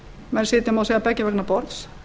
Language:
Icelandic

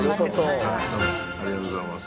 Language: Japanese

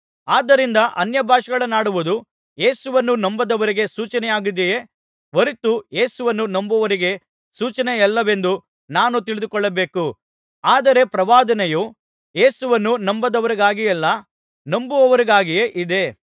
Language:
Kannada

